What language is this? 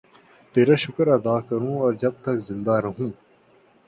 Urdu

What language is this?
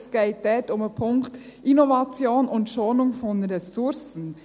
Swiss German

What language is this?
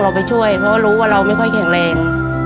Thai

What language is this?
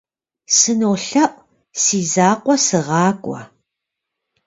Kabardian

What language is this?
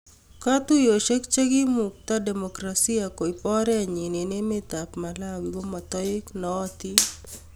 Kalenjin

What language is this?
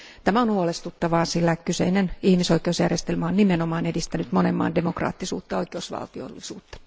Finnish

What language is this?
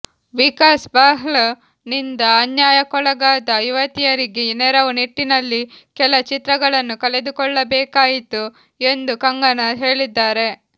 Kannada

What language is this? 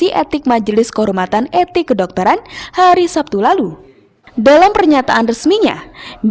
Indonesian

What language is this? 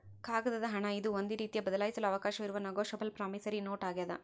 Kannada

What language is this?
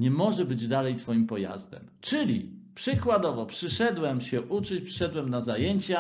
Polish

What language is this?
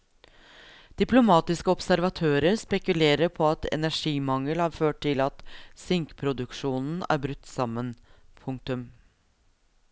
Norwegian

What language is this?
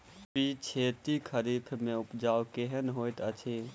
Maithili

